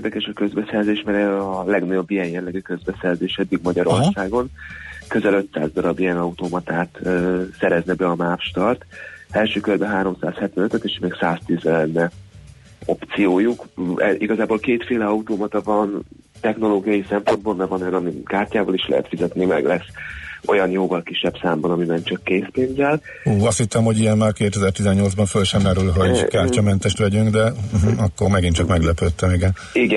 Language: Hungarian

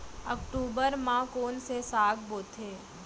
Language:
Chhattisgarhi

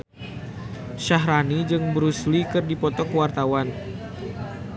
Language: Sundanese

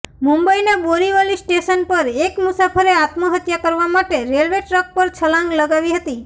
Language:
Gujarati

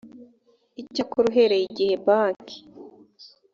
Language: Kinyarwanda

